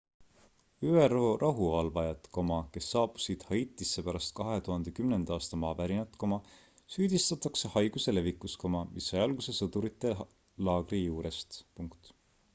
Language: Estonian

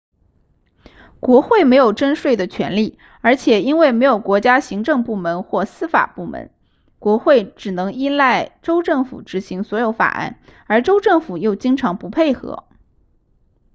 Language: Chinese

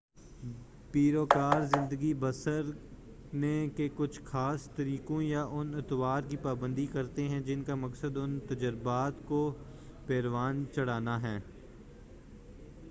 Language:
Urdu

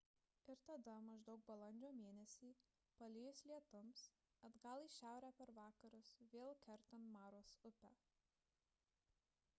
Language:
Lithuanian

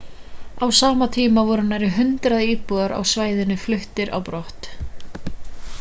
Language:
Icelandic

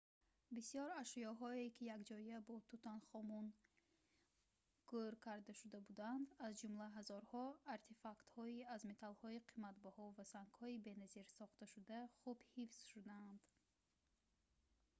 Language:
Tajik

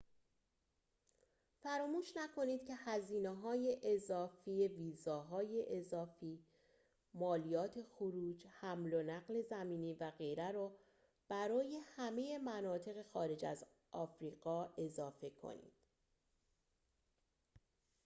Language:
Persian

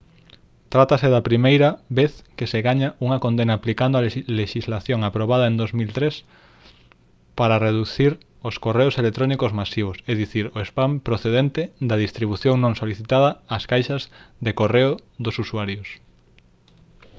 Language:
Galician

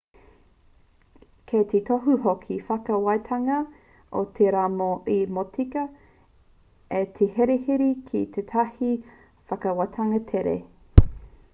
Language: Māori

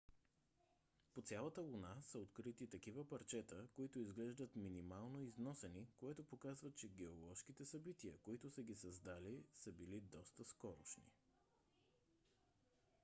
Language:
Bulgarian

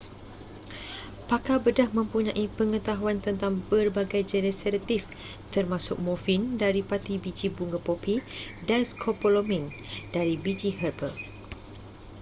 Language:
Malay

